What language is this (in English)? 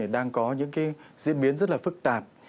Vietnamese